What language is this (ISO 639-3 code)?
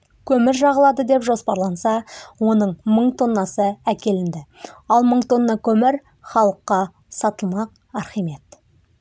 kaz